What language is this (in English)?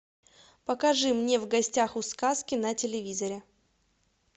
Russian